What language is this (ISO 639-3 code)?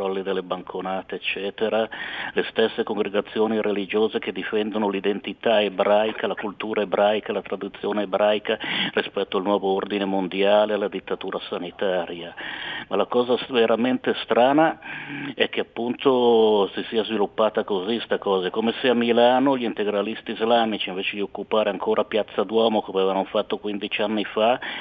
ita